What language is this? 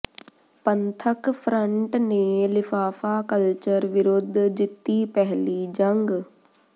Punjabi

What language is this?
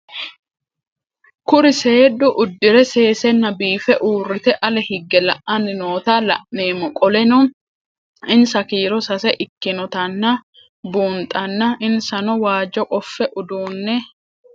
Sidamo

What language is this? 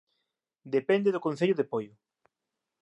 Galician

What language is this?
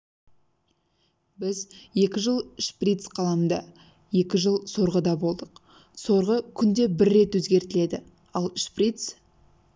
Kazakh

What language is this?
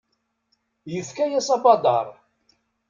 Kabyle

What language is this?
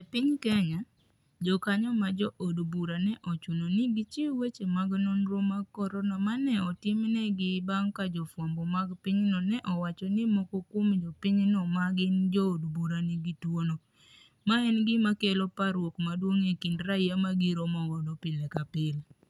Luo (Kenya and Tanzania)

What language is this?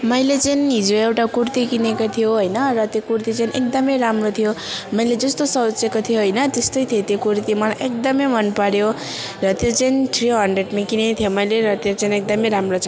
Nepali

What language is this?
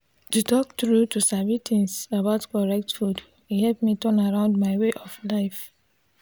Nigerian Pidgin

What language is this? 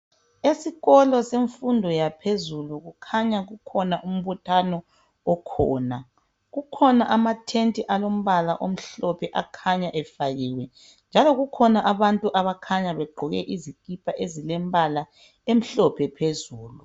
North Ndebele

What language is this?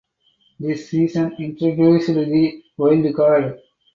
English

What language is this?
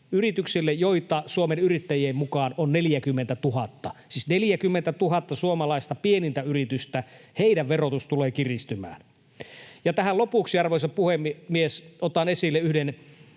Finnish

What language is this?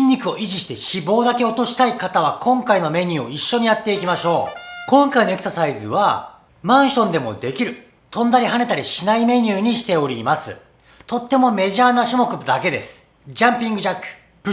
Japanese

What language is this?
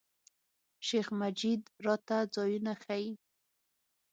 Pashto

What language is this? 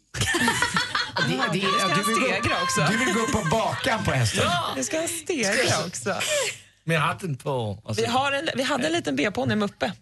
Swedish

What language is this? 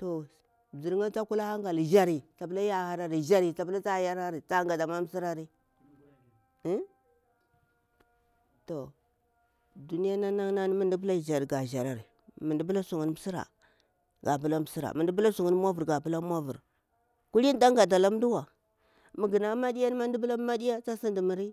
Bura-Pabir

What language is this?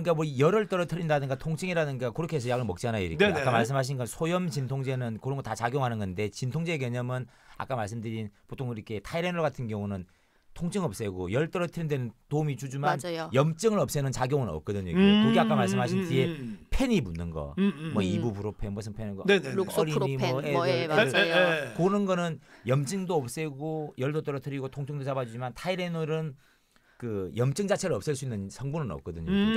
Korean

